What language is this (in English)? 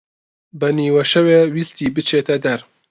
Central Kurdish